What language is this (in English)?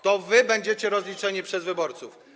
Polish